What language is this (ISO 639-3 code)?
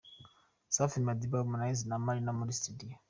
kin